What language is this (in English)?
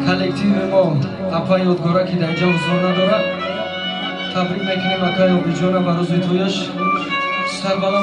Russian